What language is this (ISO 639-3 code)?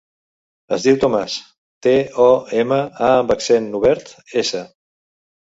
cat